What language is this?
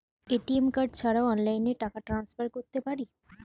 Bangla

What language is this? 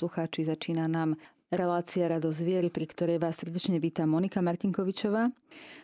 Slovak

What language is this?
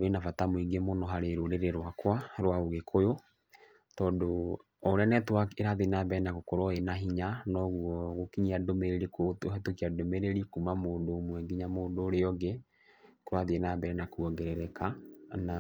Kikuyu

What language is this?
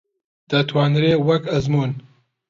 Central Kurdish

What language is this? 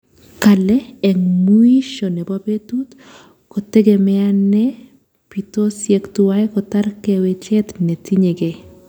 Kalenjin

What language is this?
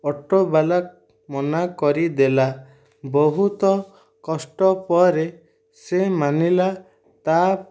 Odia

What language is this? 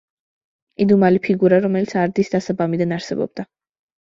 Georgian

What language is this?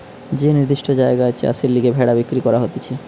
Bangla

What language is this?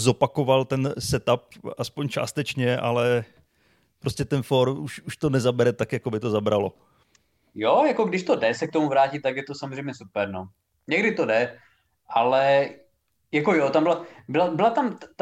Czech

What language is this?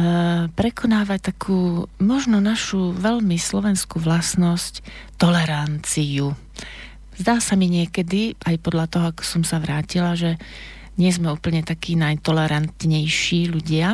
Slovak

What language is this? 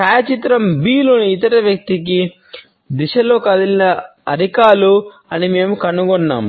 Telugu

